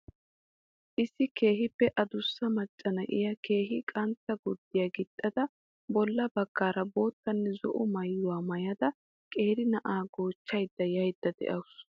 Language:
Wolaytta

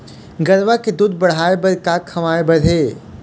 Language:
Chhattisgarhi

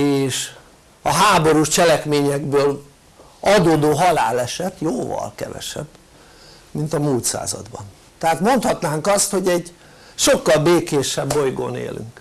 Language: Hungarian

